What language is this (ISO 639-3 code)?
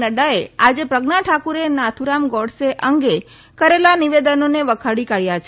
guj